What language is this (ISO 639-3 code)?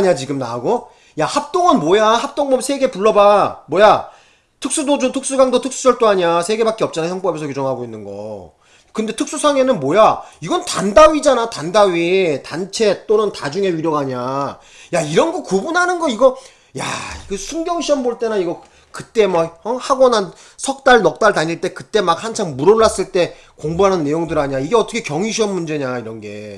kor